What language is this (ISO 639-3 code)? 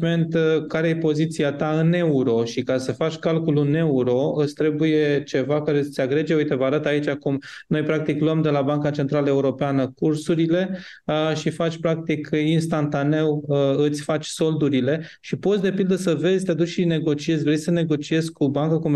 ron